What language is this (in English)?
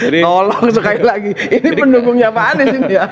Indonesian